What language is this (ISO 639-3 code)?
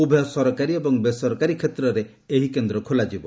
ori